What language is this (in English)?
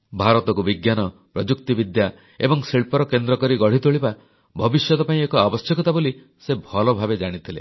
Odia